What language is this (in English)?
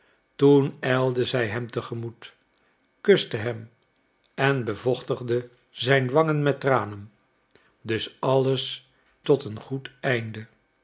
Dutch